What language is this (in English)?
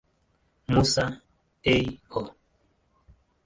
Swahili